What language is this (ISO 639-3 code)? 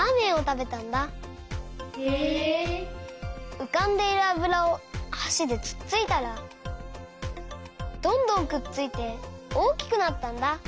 jpn